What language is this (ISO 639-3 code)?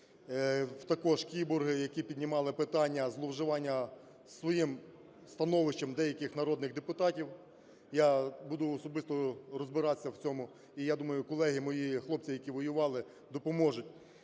ukr